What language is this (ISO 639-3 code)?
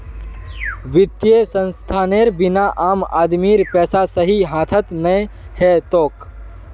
mag